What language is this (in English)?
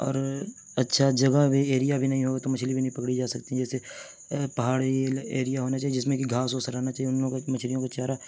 Urdu